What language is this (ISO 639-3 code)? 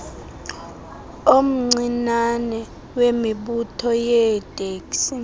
xho